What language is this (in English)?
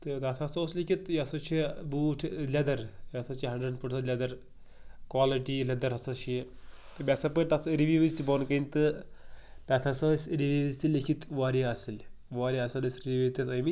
Kashmiri